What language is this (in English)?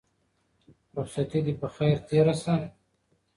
Pashto